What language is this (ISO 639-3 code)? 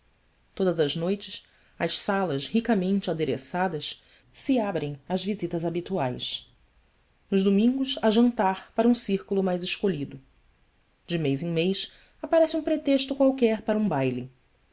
por